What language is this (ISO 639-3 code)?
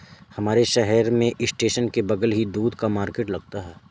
hin